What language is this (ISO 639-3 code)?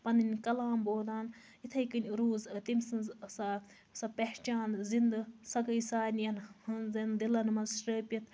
kas